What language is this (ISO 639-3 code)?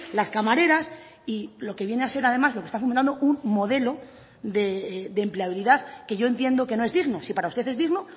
spa